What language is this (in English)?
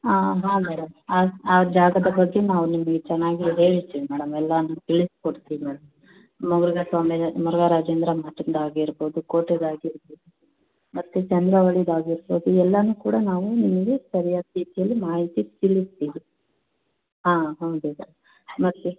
Kannada